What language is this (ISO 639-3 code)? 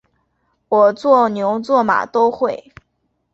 zho